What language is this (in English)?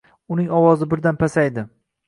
Uzbek